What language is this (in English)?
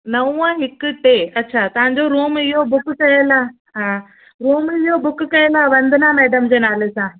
Sindhi